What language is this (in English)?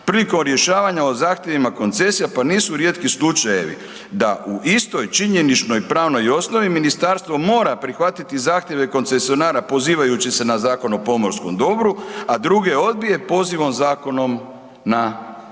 Croatian